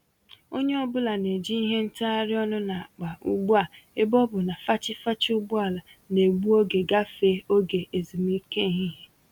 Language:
Igbo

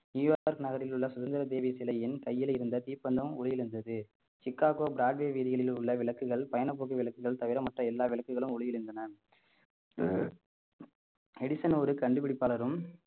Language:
Tamil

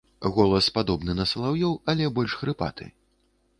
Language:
Belarusian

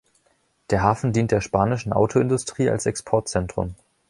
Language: German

